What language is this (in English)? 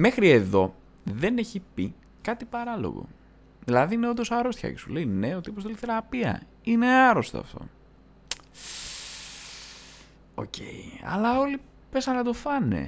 Greek